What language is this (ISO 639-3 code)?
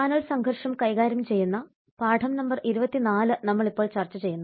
mal